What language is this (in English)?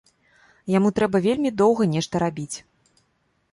Belarusian